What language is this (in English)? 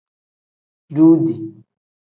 Tem